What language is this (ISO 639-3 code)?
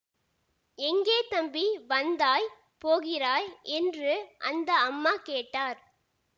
tam